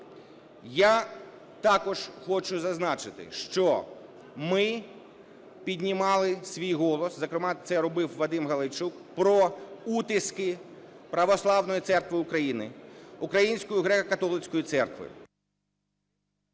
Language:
Ukrainian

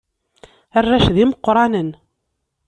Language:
Kabyle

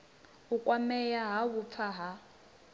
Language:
Venda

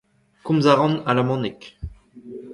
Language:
Breton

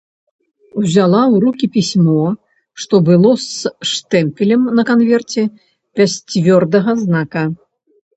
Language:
Belarusian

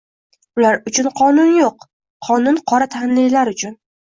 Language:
Uzbek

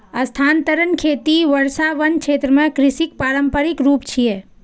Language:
Maithili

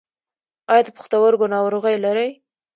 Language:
Pashto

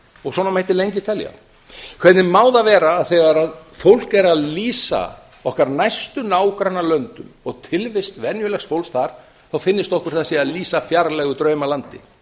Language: Icelandic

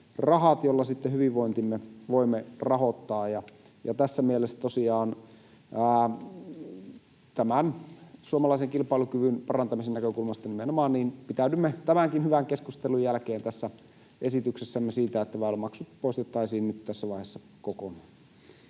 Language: Finnish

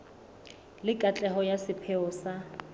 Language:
Southern Sotho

